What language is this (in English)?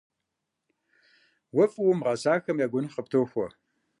Kabardian